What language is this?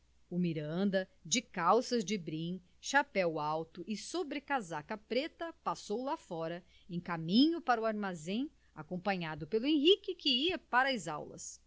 Portuguese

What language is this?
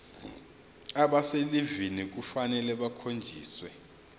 Zulu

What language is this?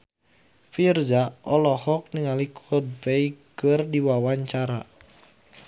Sundanese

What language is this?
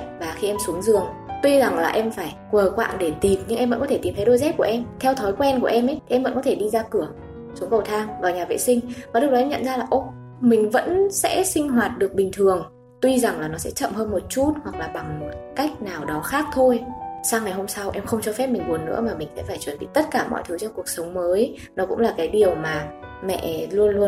Vietnamese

